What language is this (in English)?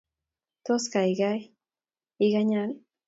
Kalenjin